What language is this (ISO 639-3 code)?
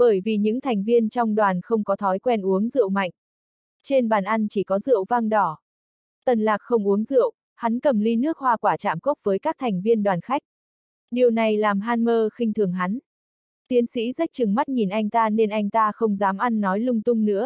vie